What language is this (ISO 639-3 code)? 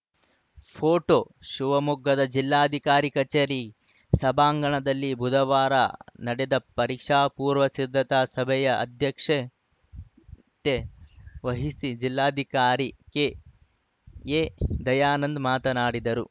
kan